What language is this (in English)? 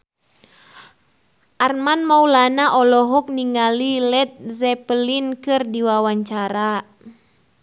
Sundanese